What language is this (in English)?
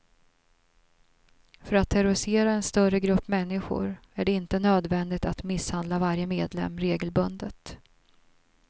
Swedish